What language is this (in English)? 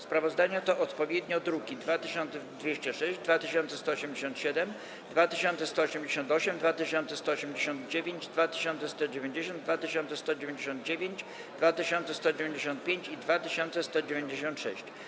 Polish